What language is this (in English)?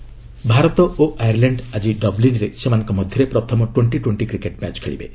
Odia